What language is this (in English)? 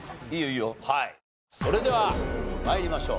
Japanese